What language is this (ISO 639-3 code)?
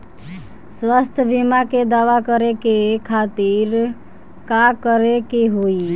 bho